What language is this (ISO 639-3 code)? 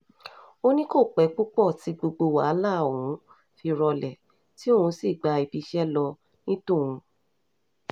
yor